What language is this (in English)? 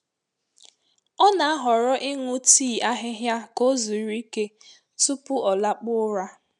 Igbo